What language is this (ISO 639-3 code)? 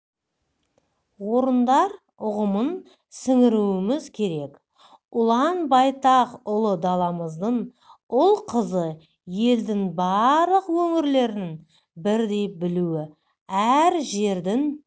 kaz